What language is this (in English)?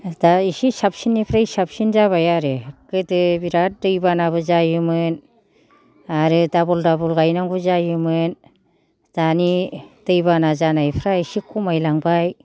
Bodo